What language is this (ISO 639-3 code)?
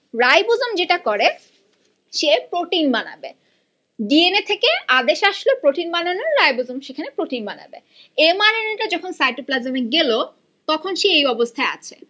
ben